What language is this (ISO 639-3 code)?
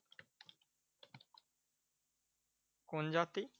ben